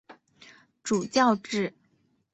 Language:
Chinese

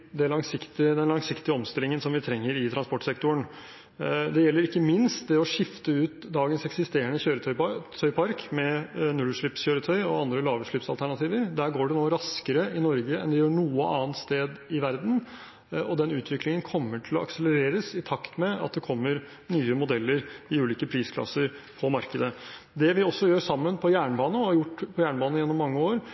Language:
Norwegian Bokmål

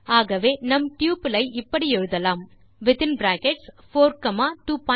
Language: Tamil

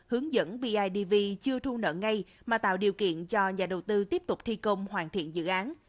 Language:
Vietnamese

